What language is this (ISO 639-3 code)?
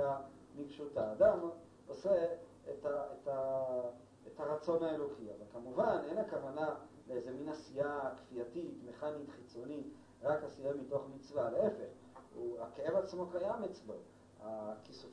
heb